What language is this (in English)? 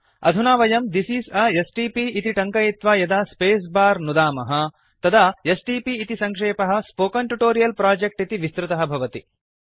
Sanskrit